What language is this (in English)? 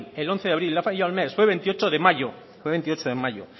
Spanish